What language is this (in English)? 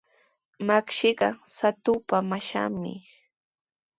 Sihuas Ancash Quechua